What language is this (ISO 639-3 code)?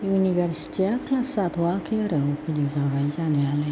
brx